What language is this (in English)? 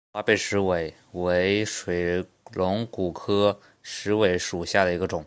Chinese